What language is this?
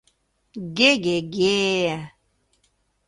Mari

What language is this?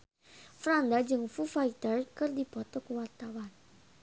Sundanese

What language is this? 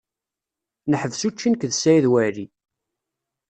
Kabyle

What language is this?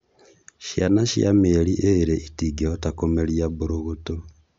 Kikuyu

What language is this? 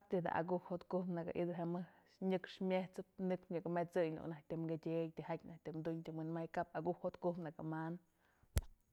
Mazatlán Mixe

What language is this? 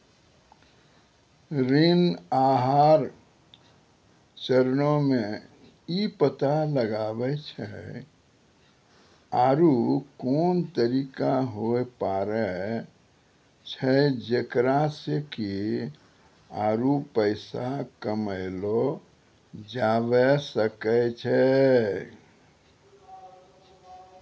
Maithili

